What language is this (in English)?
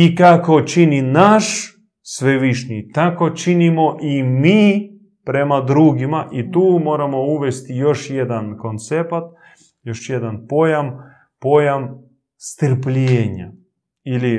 Croatian